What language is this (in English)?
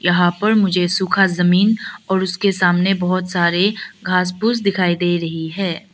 Hindi